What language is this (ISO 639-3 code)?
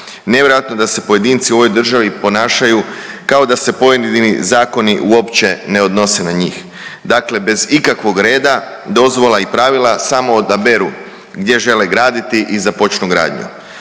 hrv